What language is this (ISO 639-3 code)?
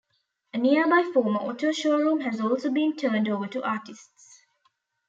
eng